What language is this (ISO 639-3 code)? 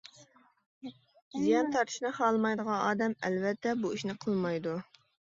uig